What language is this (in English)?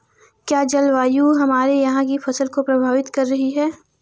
Hindi